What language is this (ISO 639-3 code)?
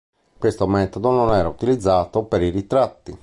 ita